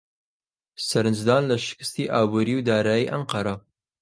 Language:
Central Kurdish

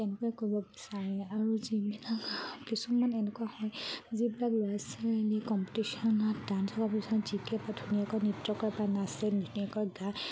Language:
Assamese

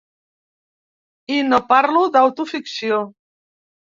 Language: Catalan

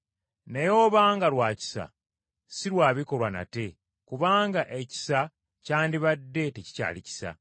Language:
Ganda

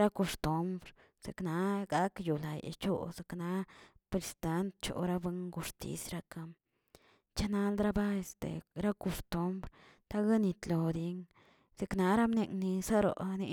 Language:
Tilquiapan Zapotec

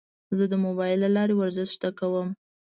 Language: Pashto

